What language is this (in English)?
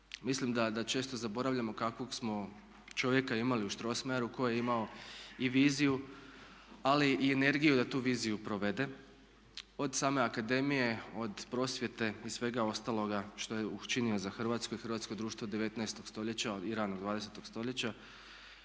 Croatian